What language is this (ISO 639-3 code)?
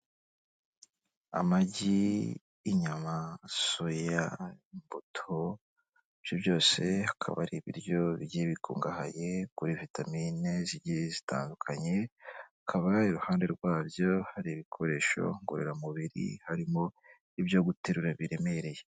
kin